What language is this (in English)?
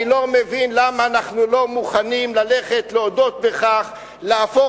Hebrew